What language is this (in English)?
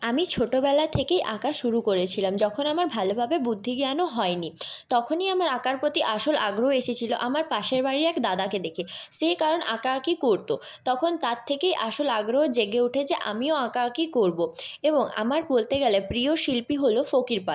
Bangla